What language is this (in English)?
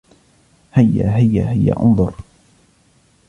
Arabic